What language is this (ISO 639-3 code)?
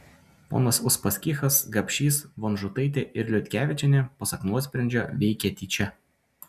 lit